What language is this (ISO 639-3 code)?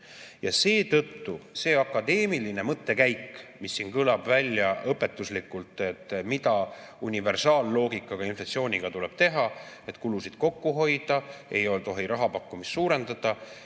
est